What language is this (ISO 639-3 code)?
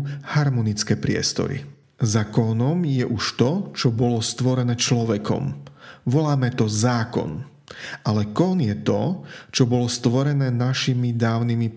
slk